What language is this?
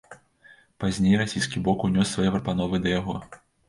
Belarusian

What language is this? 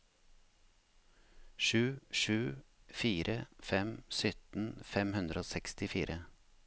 Norwegian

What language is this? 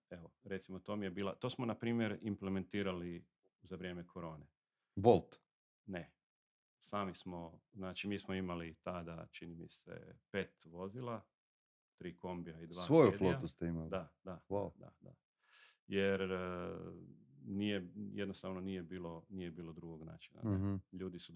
Croatian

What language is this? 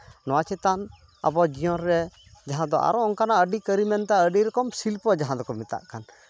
Santali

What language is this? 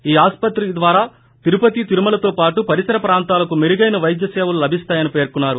Telugu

